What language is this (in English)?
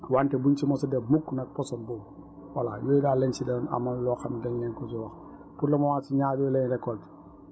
Wolof